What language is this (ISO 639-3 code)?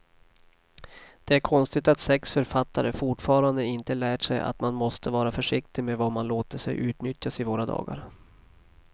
swe